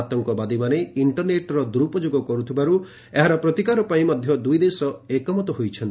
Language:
Odia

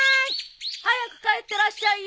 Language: Japanese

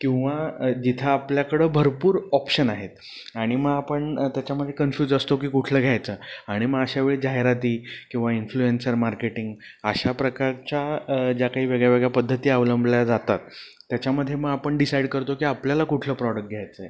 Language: Marathi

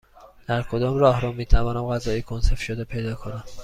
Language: Persian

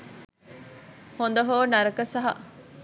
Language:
Sinhala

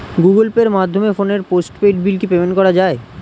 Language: Bangla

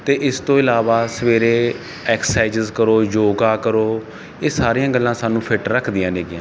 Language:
Punjabi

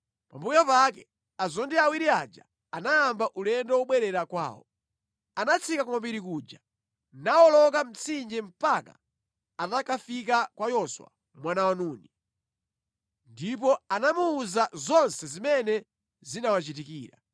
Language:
Nyanja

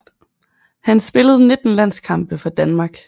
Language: Danish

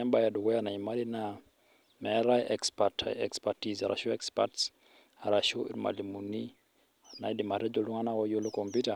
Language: Masai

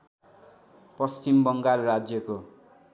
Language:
Nepali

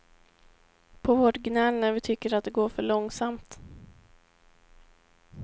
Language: Swedish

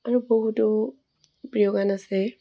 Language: Assamese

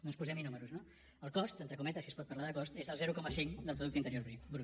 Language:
Catalan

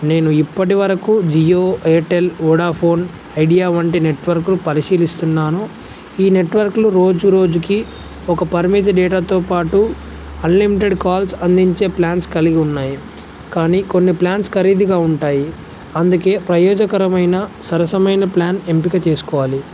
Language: Telugu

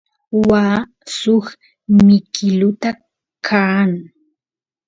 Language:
Santiago del Estero Quichua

